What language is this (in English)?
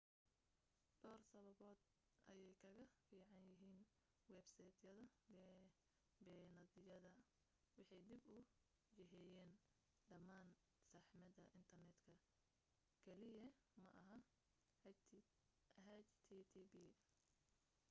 Somali